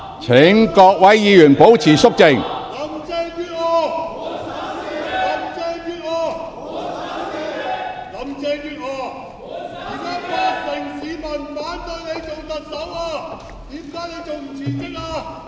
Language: Cantonese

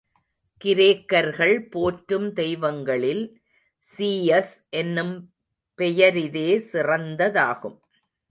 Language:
Tamil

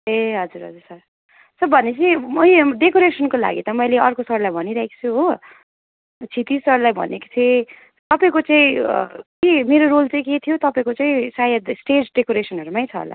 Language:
Nepali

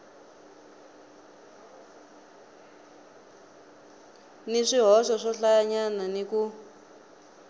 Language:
Tsonga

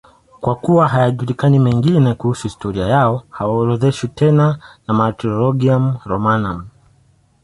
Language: Swahili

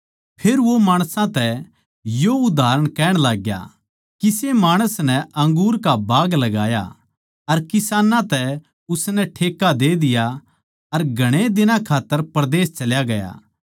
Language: Haryanvi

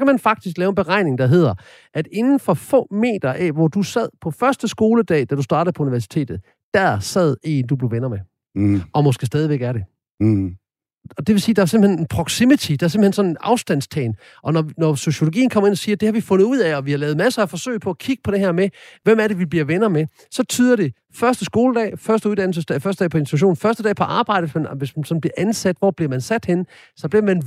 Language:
Danish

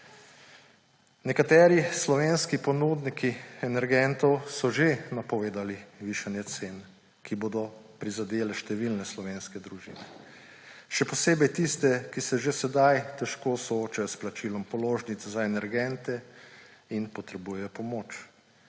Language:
Slovenian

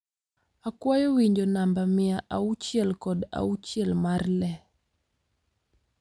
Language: Luo (Kenya and Tanzania)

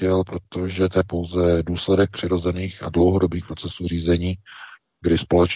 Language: Czech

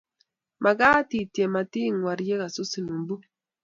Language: Kalenjin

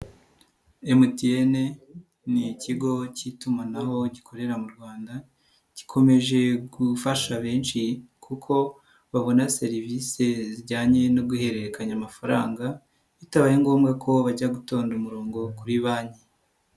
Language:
Kinyarwanda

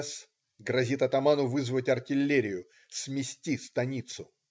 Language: Russian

